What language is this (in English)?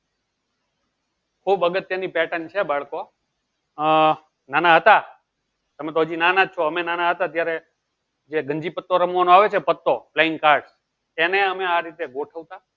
Gujarati